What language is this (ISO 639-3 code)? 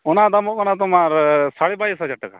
sat